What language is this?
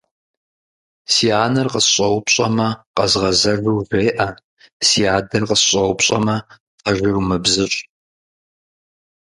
Kabardian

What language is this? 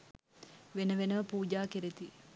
Sinhala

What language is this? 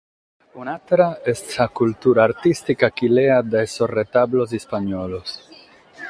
Sardinian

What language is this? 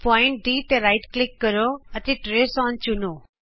Punjabi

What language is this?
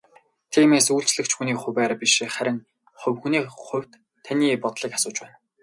Mongolian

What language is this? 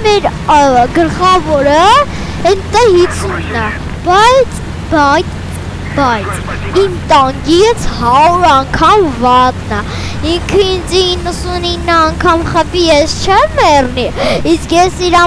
Korean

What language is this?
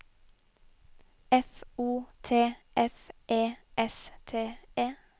Norwegian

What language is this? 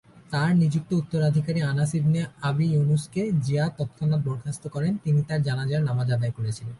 Bangla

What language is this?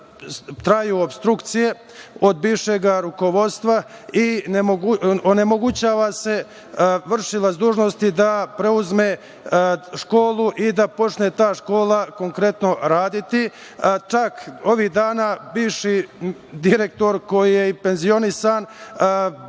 Serbian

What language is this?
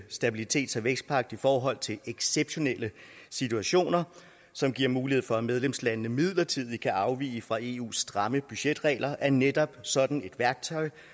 Danish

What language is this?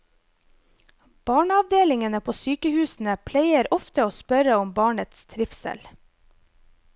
Norwegian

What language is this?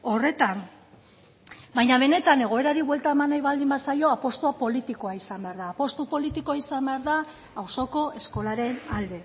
Basque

